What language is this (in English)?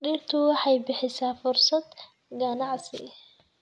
Somali